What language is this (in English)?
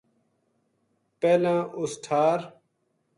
Gujari